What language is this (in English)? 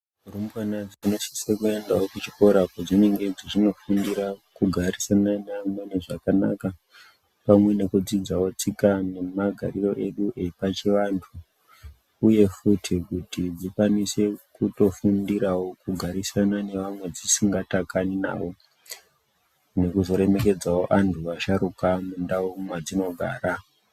Ndau